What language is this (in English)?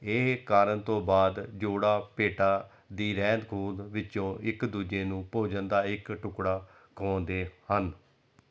Punjabi